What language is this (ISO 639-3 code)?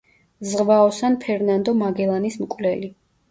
kat